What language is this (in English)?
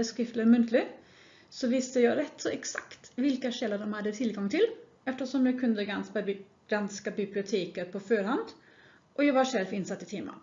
Swedish